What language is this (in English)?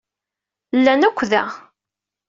Kabyle